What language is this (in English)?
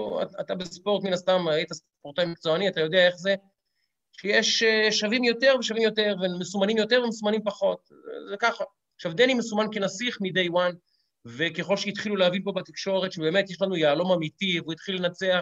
Hebrew